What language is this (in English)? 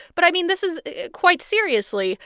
English